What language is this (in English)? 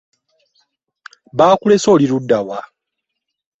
Ganda